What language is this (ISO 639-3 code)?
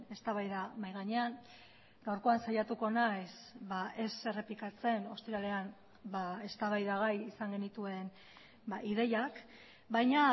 eus